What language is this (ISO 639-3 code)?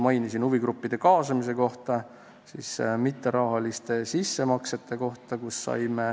est